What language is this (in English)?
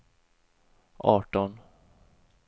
Swedish